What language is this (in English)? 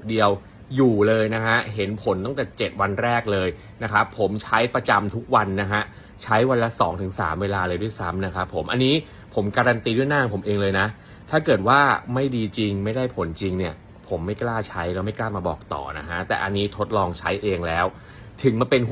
Thai